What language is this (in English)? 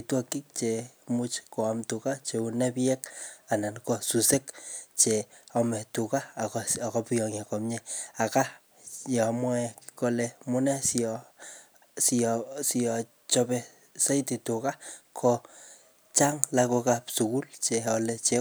Kalenjin